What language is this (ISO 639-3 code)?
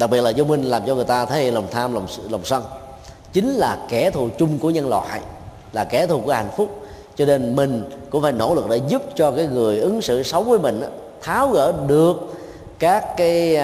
vie